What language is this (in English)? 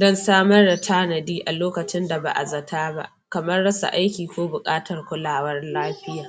Hausa